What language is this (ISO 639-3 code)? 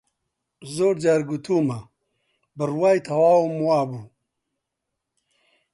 ckb